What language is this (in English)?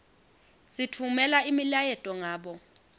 Swati